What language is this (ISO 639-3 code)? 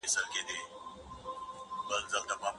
pus